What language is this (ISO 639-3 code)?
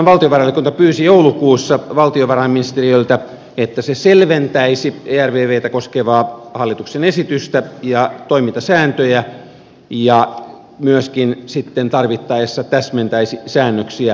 fin